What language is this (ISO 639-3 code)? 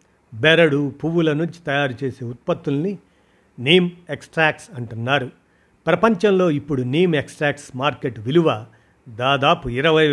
tel